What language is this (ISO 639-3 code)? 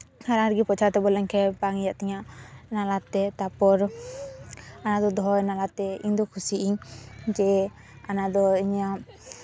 sat